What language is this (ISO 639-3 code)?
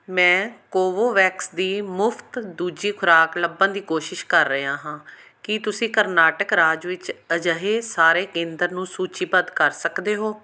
pan